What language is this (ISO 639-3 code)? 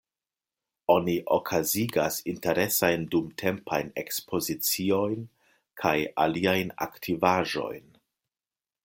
epo